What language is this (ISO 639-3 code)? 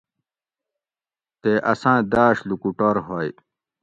gwc